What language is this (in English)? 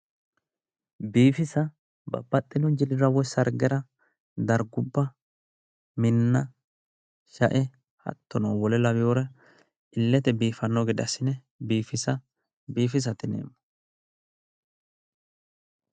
Sidamo